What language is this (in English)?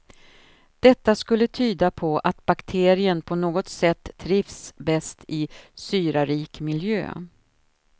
Swedish